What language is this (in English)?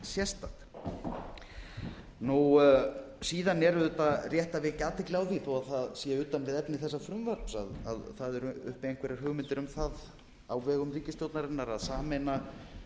Icelandic